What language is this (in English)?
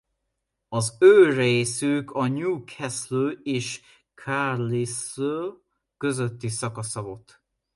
Hungarian